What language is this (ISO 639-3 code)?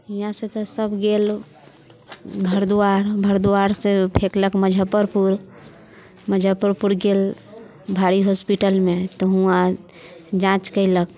mai